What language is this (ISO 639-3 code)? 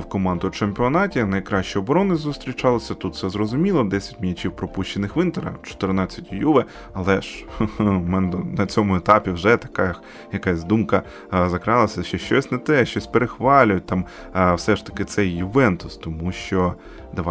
ukr